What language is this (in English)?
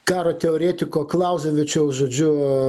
Lithuanian